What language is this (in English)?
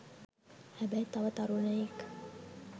Sinhala